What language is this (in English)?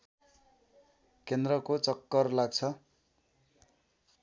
Nepali